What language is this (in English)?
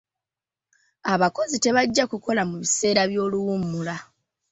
Ganda